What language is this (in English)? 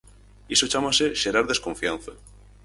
Galician